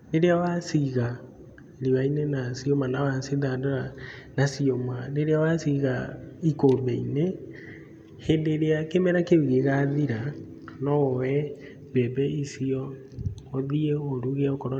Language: Kikuyu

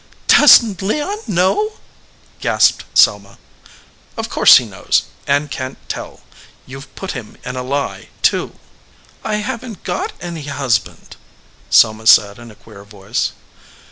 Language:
English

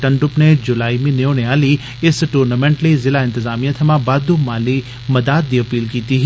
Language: Dogri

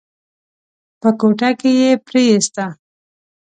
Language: Pashto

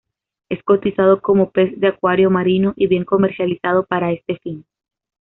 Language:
Spanish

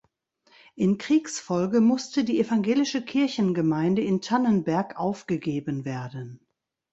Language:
German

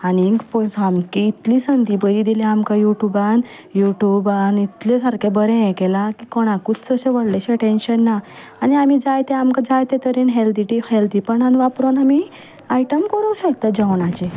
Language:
Konkani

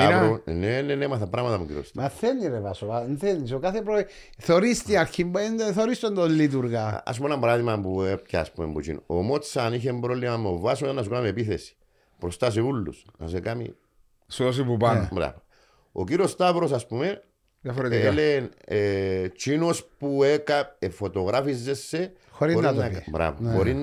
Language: Greek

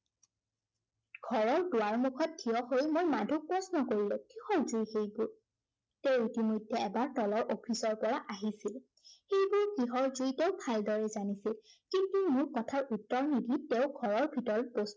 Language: Assamese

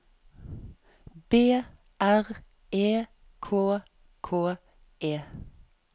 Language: Norwegian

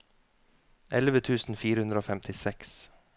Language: Norwegian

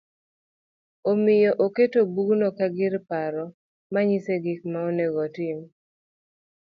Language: Luo (Kenya and Tanzania)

